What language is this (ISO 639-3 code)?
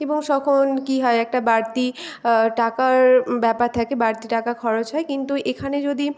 ben